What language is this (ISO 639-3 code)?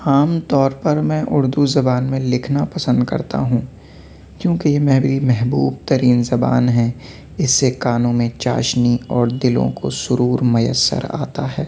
urd